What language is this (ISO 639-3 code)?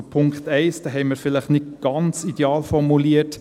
gsw